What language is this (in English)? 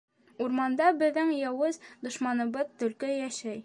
Bashkir